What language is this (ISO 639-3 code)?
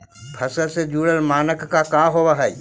mag